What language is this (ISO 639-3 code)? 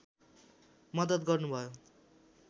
nep